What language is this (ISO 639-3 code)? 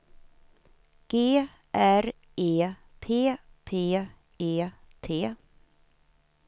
swe